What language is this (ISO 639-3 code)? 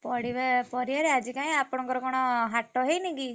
ori